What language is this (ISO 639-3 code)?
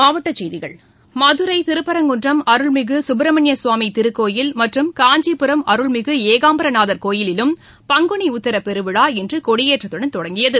tam